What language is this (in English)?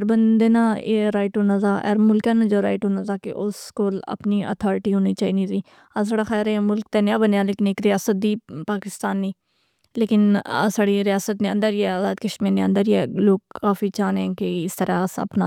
Pahari-Potwari